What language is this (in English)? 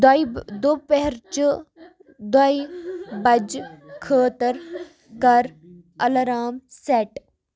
Kashmiri